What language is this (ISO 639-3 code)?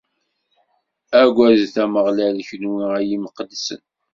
kab